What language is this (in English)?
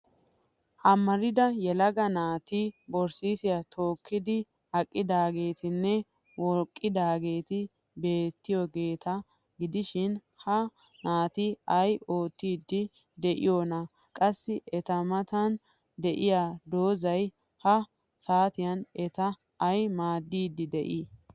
Wolaytta